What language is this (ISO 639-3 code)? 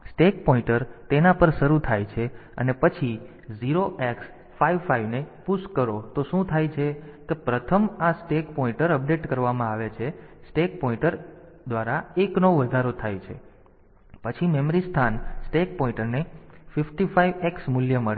guj